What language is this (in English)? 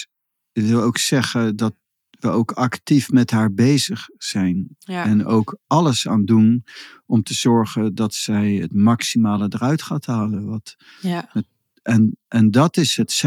Dutch